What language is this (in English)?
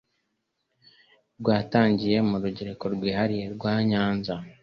Kinyarwanda